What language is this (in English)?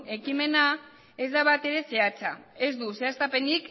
Basque